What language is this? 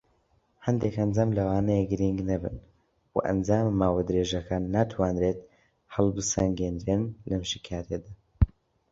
Central Kurdish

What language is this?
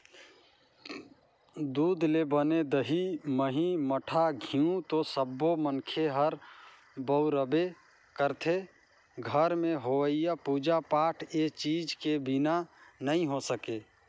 Chhattisgarhi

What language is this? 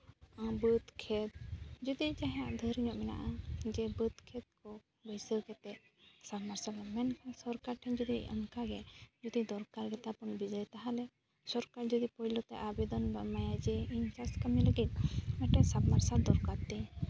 Santali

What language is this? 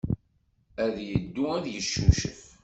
Kabyle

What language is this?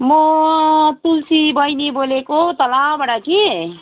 Nepali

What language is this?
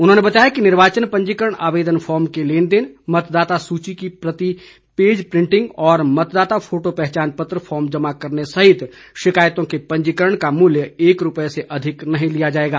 Hindi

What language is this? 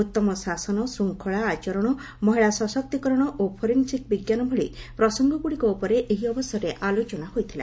Odia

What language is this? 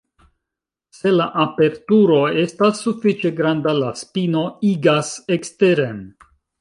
Esperanto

